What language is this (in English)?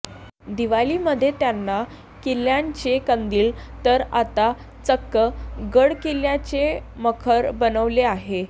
Marathi